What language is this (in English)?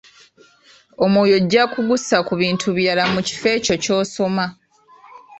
Ganda